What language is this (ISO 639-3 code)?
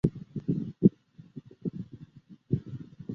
zho